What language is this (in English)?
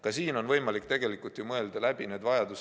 Estonian